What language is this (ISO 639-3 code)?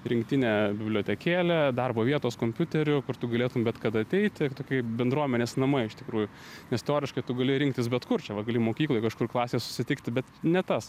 lit